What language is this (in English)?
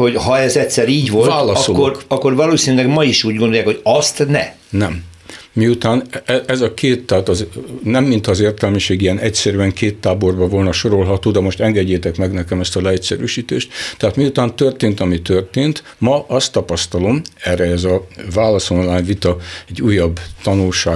Hungarian